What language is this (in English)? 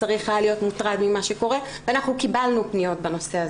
Hebrew